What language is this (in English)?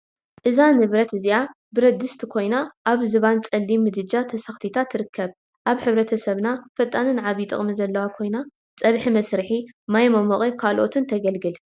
Tigrinya